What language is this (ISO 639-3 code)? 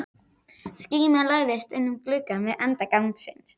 isl